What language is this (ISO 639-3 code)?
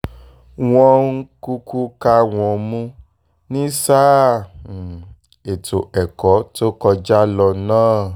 yor